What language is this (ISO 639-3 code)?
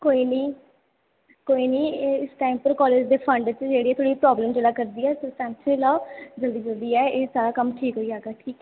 doi